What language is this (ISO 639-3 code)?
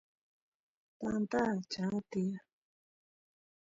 qus